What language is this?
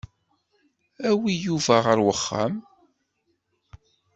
Kabyle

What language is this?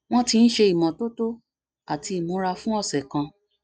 Yoruba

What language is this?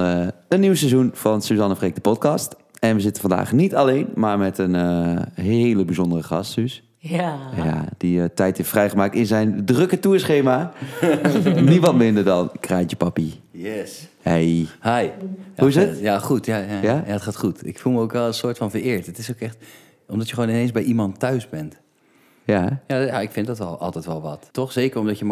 Dutch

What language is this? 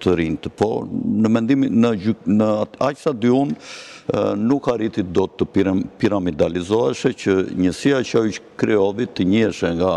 Romanian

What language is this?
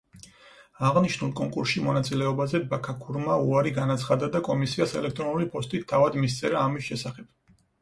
Georgian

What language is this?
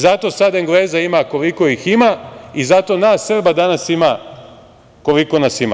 Serbian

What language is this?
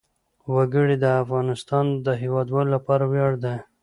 Pashto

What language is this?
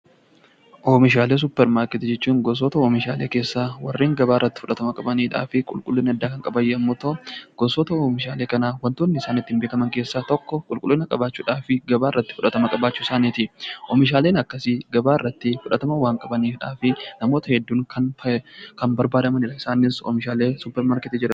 Oromo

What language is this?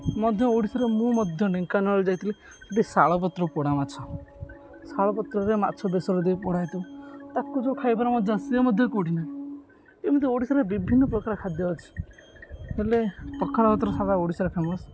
Odia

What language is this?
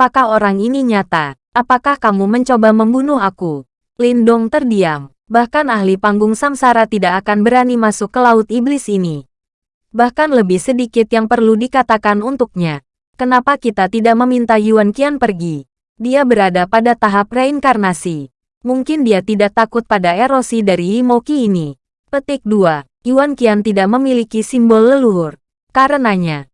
Indonesian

